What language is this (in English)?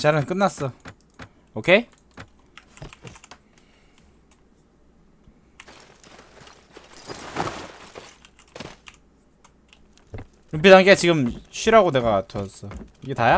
Korean